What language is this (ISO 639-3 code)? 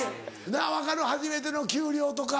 jpn